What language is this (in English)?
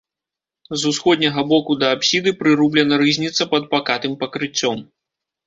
Belarusian